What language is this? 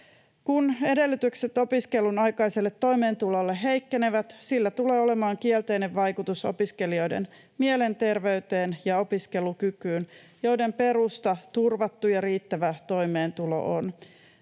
Finnish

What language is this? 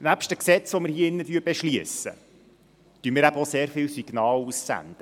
Swiss German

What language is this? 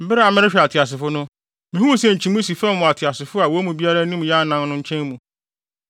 Akan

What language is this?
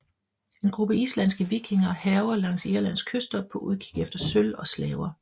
Danish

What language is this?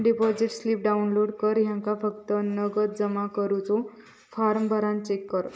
Marathi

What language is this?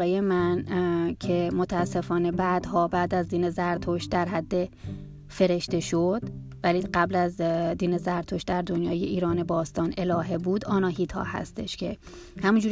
Persian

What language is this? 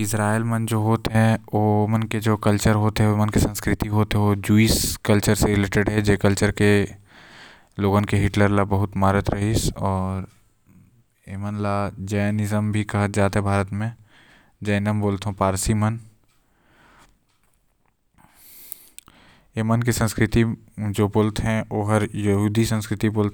Korwa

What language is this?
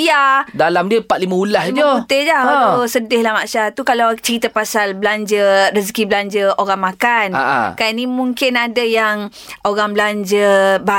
Malay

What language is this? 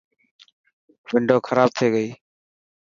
Dhatki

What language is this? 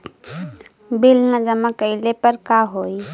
Bhojpuri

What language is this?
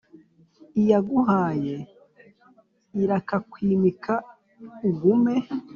Kinyarwanda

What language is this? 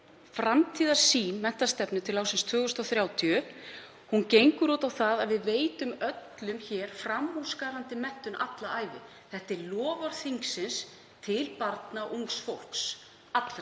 Icelandic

